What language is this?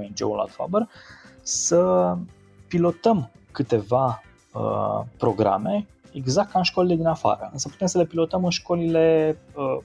Romanian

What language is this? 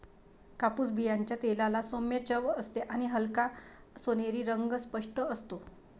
Marathi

